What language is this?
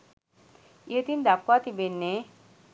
Sinhala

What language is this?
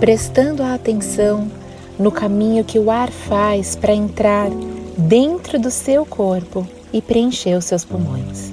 Portuguese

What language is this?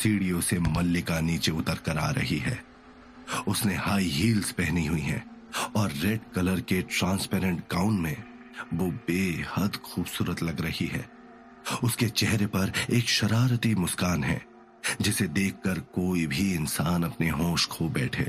Hindi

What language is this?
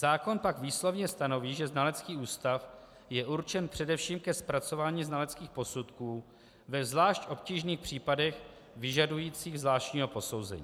Czech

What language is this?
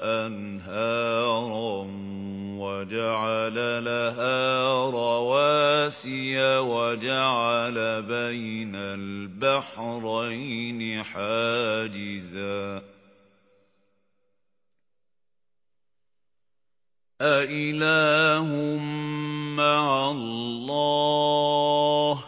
Arabic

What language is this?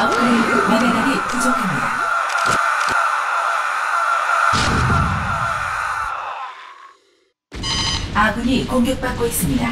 Korean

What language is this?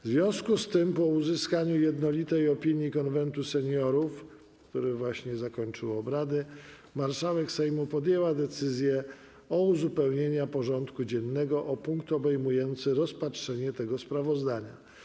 Polish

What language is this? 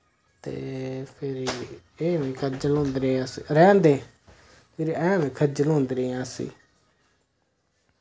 Dogri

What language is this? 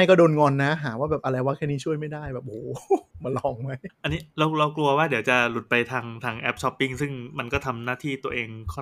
Thai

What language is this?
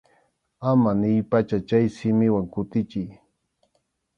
Arequipa-La Unión Quechua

